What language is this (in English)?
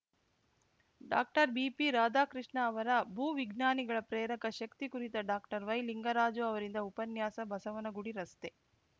Kannada